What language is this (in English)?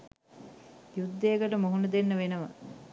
Sinhala